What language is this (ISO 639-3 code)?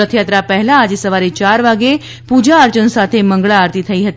guj